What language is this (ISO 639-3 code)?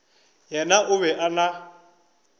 nso